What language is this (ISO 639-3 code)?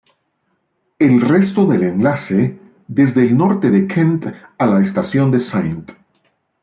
spa